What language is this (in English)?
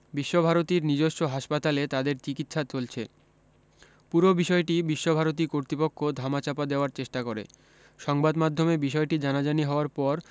Bangla